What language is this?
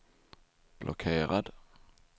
Swedish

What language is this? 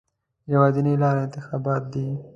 Pashto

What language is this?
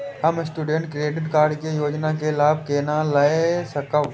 Maithili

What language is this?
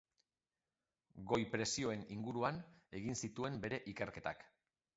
Basque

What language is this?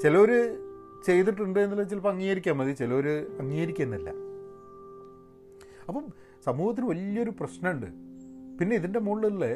Malayalam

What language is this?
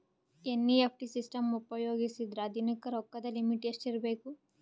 Kannada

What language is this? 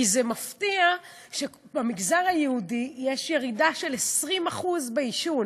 Hebrew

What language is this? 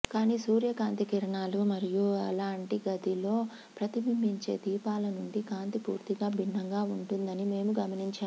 Telugu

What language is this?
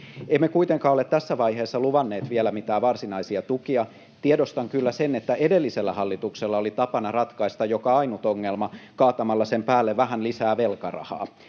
Finnish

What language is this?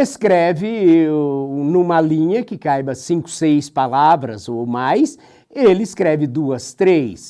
Portuguese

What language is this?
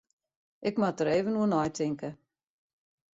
Western Frisian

